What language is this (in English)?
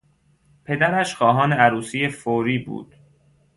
Persian